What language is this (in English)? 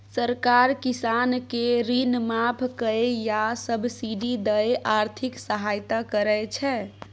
Maithili